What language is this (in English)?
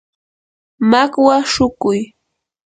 Yanahuanca Pasco Quechua